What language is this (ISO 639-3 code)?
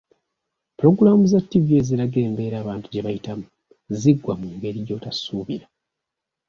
lug